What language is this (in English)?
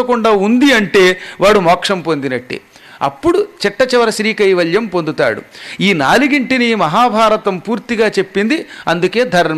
Telugu